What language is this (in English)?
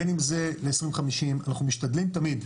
Hebrew